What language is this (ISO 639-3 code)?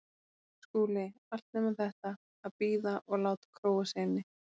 isl